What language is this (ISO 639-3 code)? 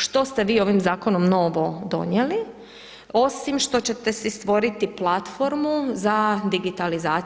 hrv